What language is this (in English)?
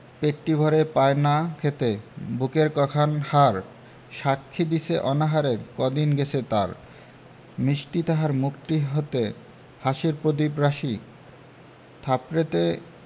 Bangla